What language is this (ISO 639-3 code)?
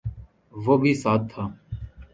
urd